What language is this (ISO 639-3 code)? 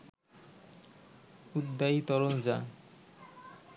ben